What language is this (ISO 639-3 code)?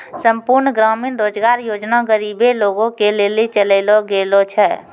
mai